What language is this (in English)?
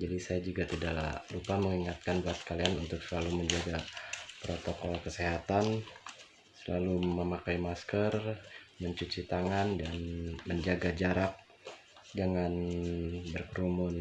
Indonesian